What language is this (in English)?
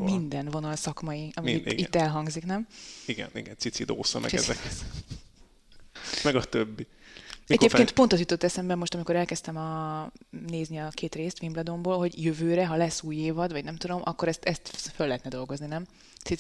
Hungarian